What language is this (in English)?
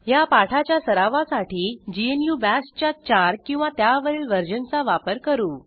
Marathi